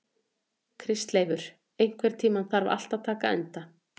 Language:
Icelandic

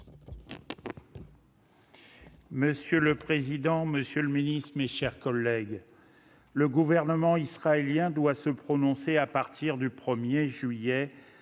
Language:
French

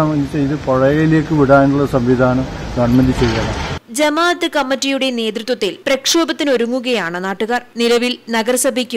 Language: Malayalam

